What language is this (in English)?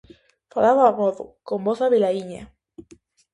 Galician